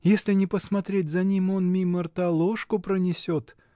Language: Russian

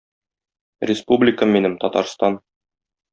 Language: Tatar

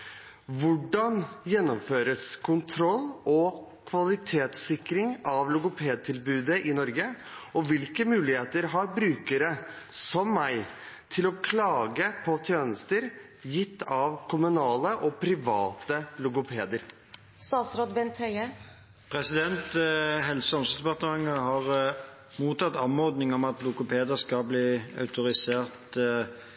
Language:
Norwegian Bokmål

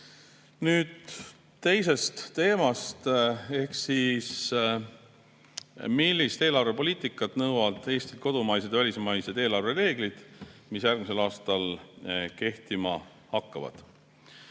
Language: Estonian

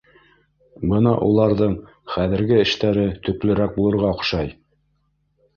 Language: Bashkir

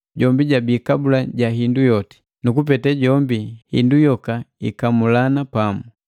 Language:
Matengo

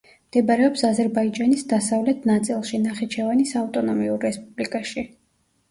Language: Georgian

